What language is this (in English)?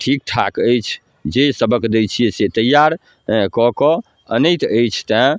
Maithili